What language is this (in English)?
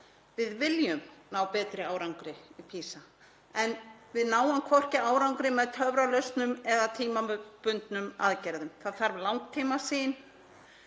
Icelandic